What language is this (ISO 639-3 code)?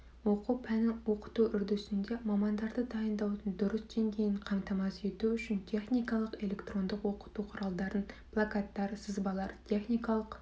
kaz